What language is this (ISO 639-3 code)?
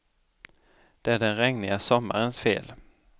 swe